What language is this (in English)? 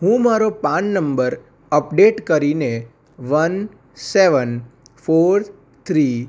Gujarati